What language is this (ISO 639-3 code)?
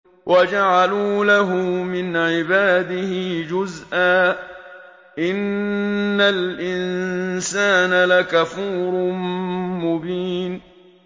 ara